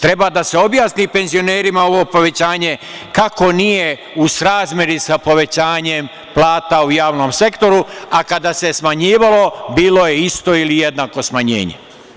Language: Serbian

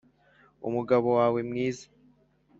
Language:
Kinyarwanda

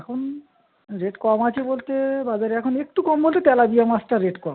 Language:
Bangla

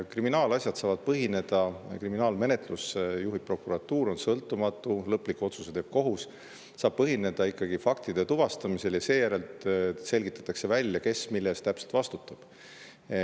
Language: Estonian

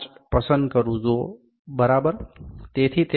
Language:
Gujarati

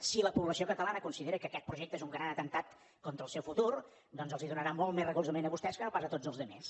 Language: Catalan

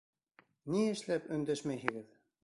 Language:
Bashkir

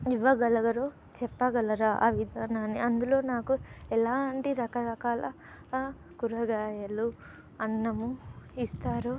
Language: Telugu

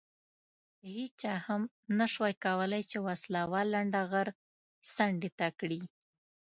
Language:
Pashto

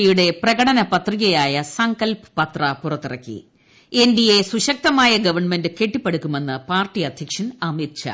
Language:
Malayalam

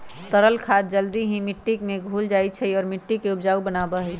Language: Magahi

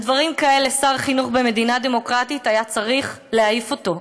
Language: Hebrew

